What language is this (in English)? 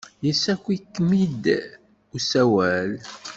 Kabyle